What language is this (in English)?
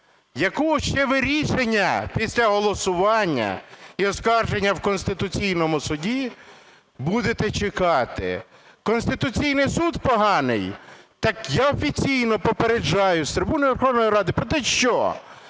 Ukrainian